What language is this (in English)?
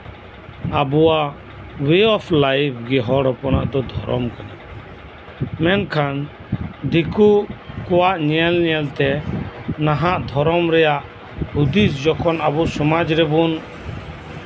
Santali